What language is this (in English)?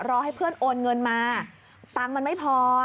Thai